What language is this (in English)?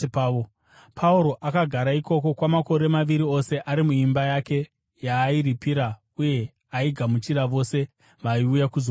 Shona